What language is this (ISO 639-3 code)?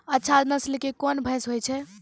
mai